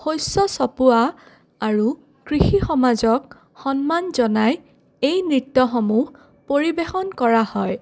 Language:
Assamese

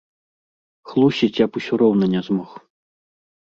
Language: Belarusian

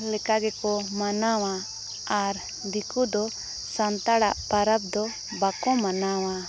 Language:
Santali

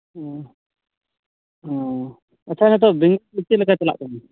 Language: Santali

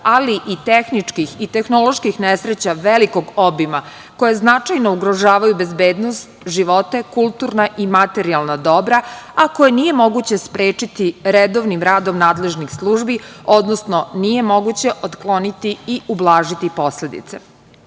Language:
Serbian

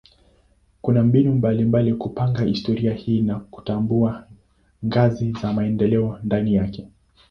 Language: Swahili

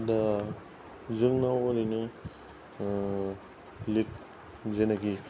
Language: Bodo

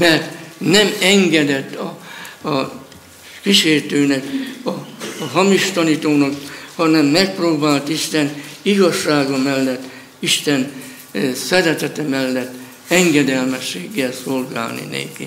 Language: Hungarian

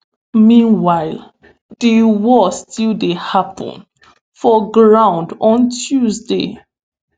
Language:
Nigerian Pidgin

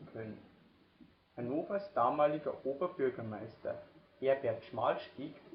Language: German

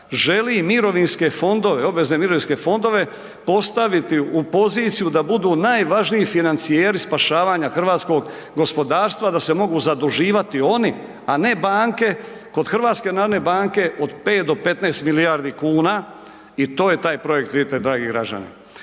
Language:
Croatian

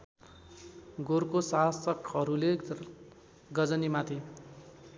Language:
Nepali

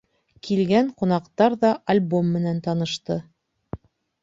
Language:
Bashkir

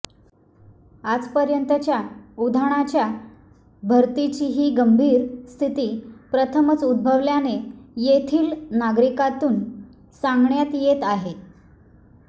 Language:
Marathi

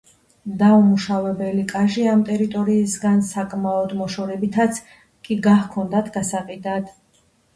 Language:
Georgian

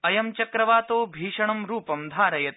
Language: Sanskrit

